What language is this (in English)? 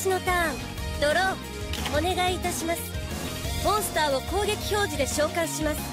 Japanese